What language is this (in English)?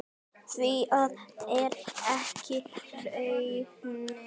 Icelandic